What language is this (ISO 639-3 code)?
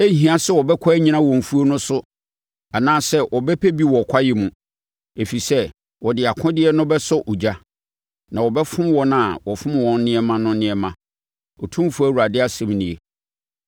aka